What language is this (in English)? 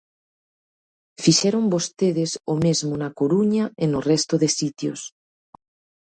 Galician